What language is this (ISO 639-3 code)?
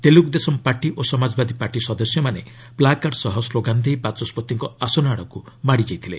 ori